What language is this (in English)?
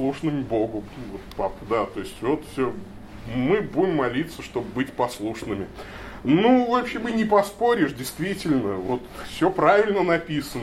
Russian